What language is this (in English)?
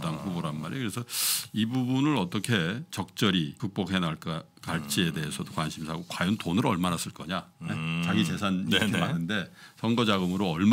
Korean